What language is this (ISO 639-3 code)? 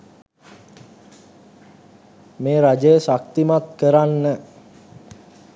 sin